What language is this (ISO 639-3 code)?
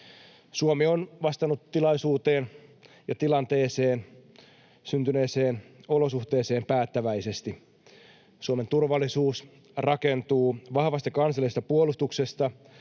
fin